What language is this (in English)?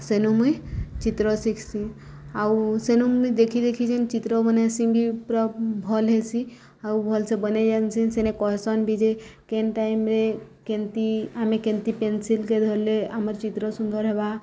Odia